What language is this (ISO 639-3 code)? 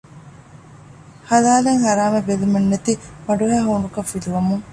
div